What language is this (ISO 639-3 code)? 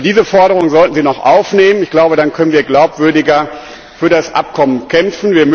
deu